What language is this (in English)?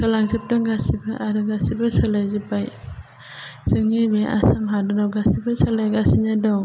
Bodo